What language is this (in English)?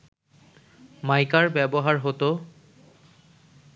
Bangla